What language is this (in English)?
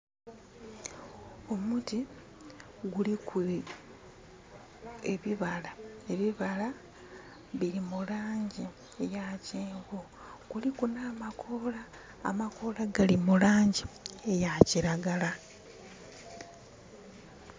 Soga